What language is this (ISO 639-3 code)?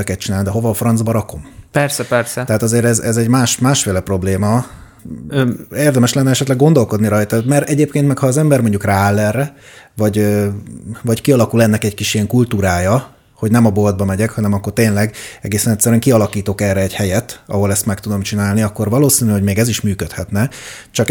hun